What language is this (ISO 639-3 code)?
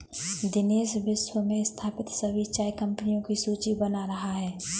hin